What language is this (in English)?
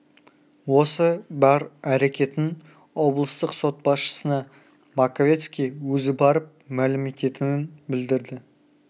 Kazakh